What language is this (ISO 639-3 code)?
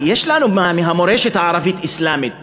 heb